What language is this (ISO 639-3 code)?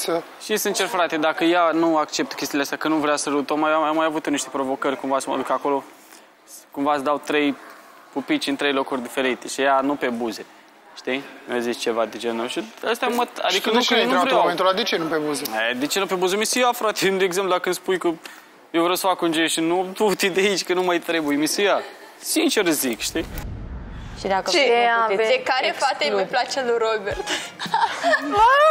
ron